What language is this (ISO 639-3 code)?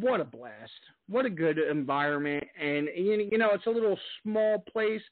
eng